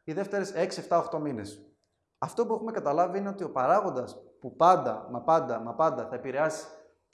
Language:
Greek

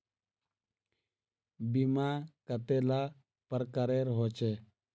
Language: Magahi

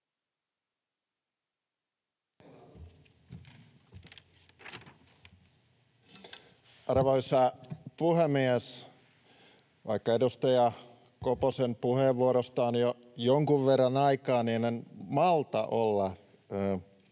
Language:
Finnish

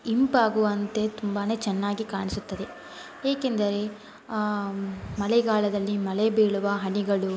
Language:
Kannada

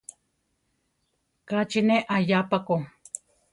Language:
Central Tarahumara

